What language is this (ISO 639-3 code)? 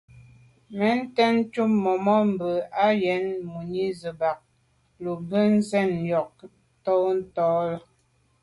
byv